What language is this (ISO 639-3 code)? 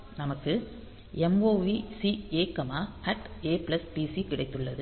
tam